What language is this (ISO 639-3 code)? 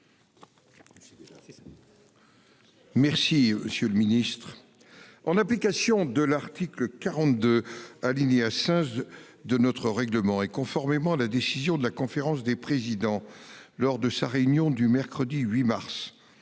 fra